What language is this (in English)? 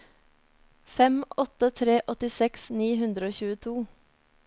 Norwegian